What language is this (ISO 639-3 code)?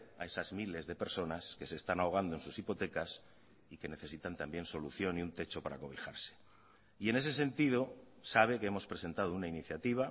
spa